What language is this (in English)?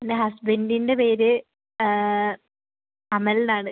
Malayalam